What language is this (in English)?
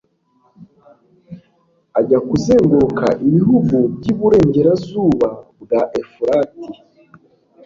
Kinyarwanda